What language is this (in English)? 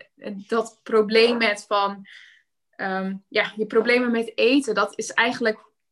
Dutch